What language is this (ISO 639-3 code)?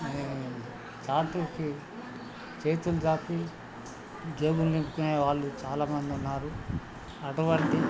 tel